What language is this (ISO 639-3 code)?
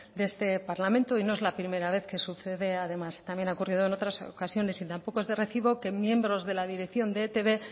spa